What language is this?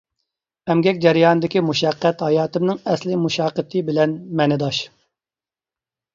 Uyghur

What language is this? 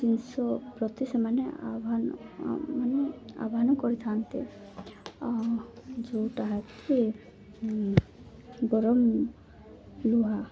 Odia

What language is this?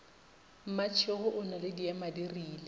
Northern Sotho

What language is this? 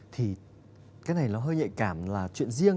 Vietnamese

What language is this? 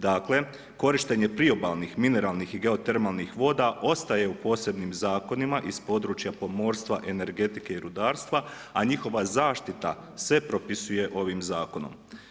Croatian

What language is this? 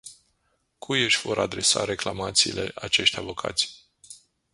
Romanian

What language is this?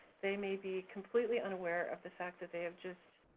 English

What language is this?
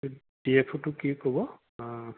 Assamese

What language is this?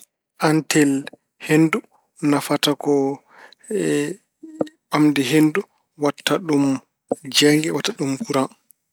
Fula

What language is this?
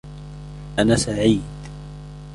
Arabic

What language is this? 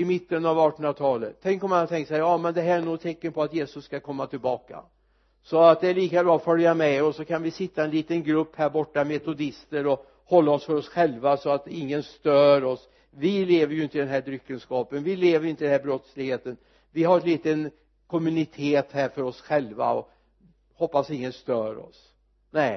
Swedish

